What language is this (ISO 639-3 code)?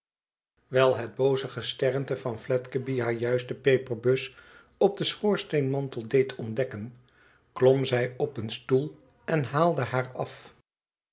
nld